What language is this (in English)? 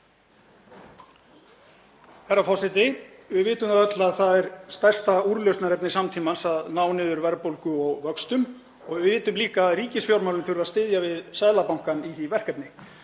Icelandic